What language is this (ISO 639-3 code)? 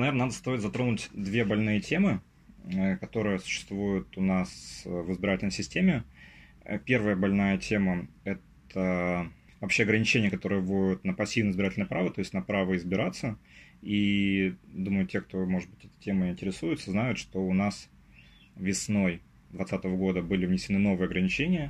rus